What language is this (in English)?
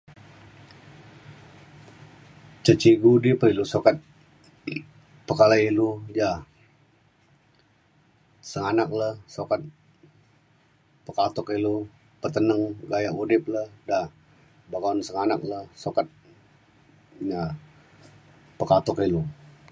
Mainstream Kenyah